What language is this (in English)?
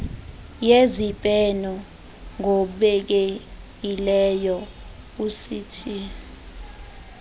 Xhosa